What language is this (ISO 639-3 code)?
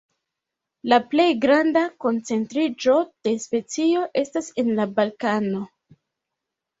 epo